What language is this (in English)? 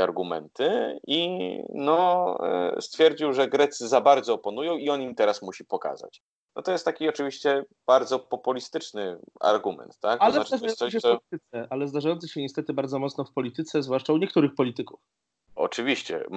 Polish